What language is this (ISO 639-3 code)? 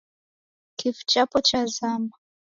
dav